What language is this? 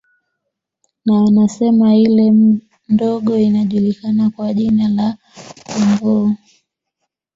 Swahili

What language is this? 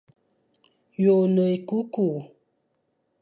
Fang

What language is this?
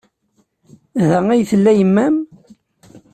Kabyle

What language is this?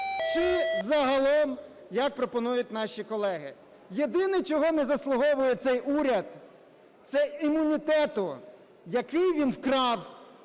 Ukrainian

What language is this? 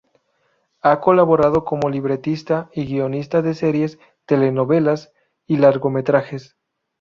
Spanish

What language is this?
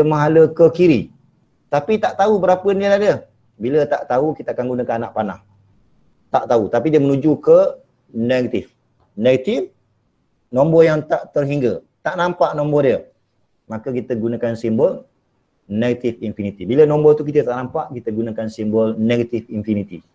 Malay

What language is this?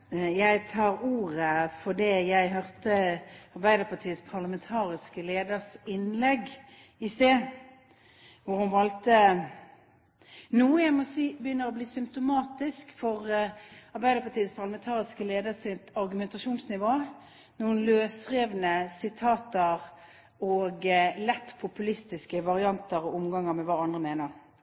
Norwegian Bokmål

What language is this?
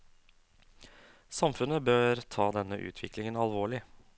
Norwegian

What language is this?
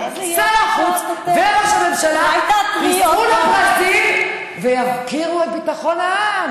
Hebrew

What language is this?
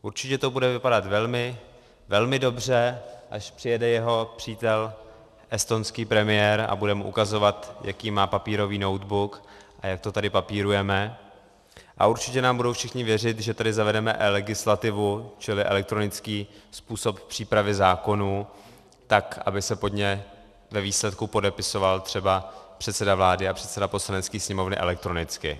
Czech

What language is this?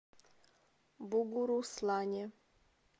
Russian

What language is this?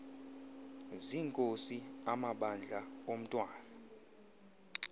Xhosa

